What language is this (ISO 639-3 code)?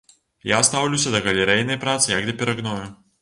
bel